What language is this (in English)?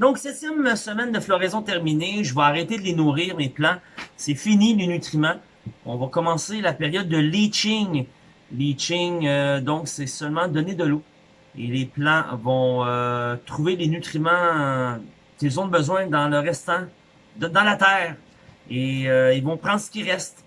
French